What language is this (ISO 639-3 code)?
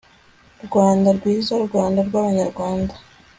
kin